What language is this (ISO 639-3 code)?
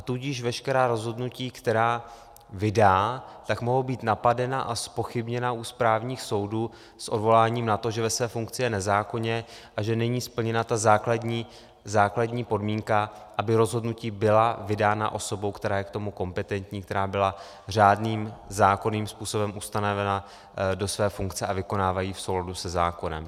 ces